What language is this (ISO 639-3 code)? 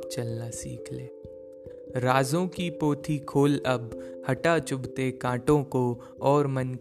hin